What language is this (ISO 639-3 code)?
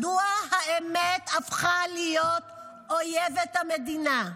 heb